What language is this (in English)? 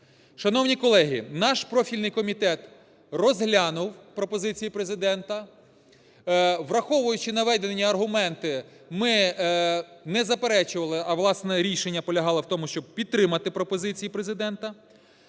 Ukrainian